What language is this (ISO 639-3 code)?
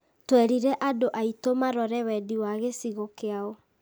kik